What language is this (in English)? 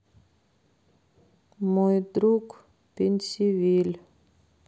Russian